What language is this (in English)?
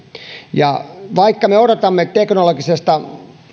Finnish